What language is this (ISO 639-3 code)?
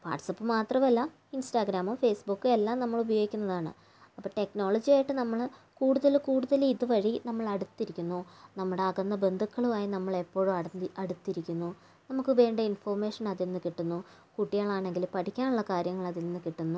mal